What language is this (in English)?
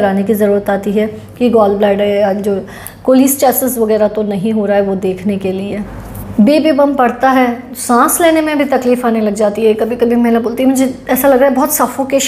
Hindi